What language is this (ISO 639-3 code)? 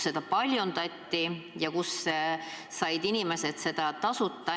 est